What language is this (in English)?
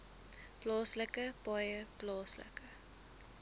Afrikaans